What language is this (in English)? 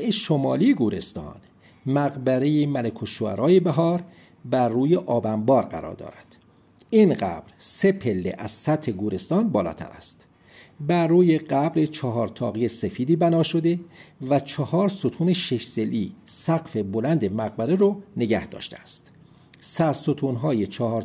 Persian